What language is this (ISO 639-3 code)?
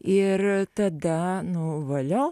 lit